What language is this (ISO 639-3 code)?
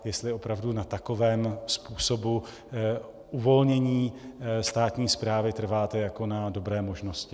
ces